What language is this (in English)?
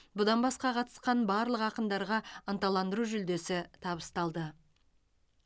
Kazakh